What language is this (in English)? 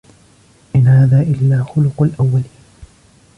Arabic